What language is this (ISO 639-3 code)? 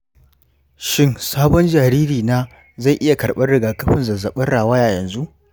hau